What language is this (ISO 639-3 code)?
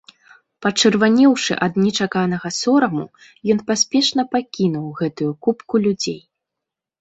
bel